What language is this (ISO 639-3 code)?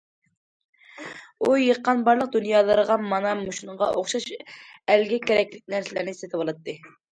uig